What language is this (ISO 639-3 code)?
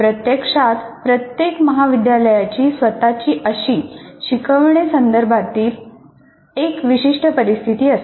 mar